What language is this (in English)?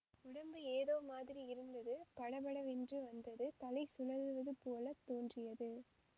Tamil